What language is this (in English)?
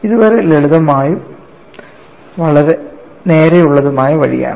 Malayalam